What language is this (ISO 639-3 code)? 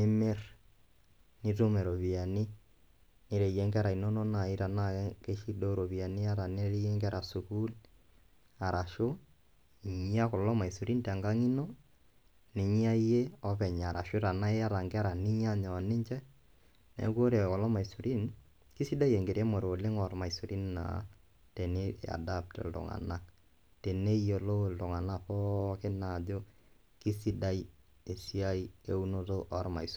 mas